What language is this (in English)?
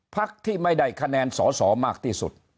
Thai